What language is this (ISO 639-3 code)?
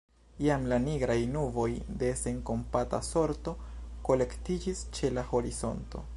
epo